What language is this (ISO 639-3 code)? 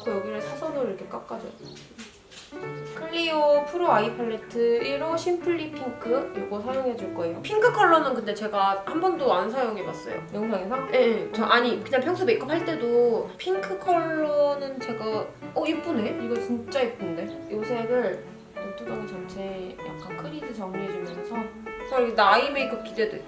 kor